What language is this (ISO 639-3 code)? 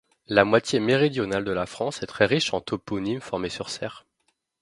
fra